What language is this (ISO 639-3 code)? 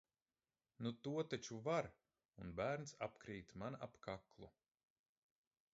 lav